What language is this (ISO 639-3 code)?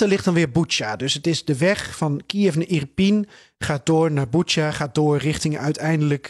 nld